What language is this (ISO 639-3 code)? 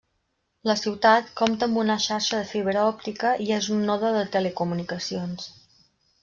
cat